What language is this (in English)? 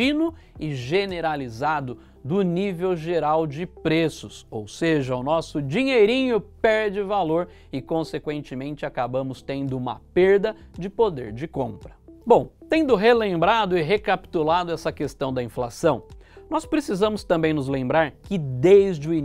Portuguese